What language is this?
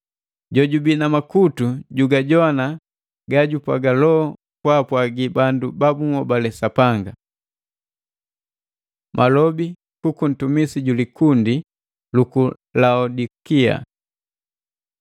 Matengo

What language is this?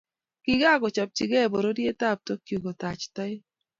Kalenjin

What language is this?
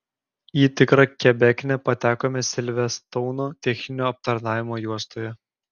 Lithuanian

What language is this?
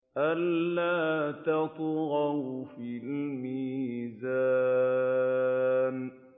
Arabic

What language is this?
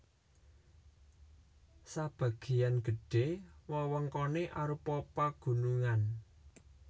Javanese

